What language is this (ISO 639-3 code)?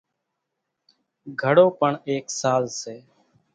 gjk